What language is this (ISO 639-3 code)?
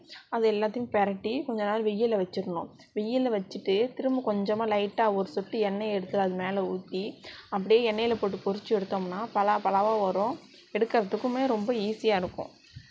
tam